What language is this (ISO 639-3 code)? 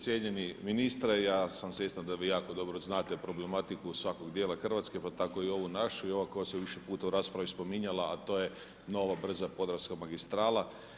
hrv